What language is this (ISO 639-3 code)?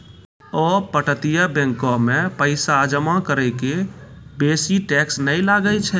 mai